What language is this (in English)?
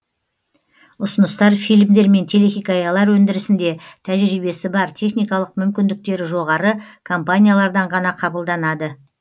Kazakh